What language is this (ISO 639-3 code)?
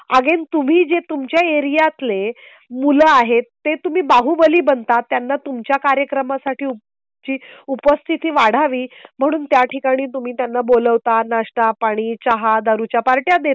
mar